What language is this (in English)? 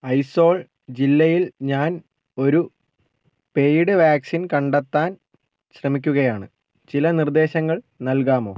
Malayalam